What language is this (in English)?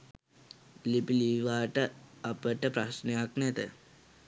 Sinhala